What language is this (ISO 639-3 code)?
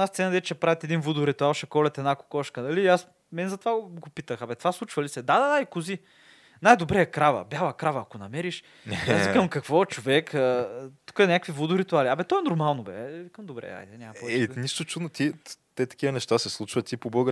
bul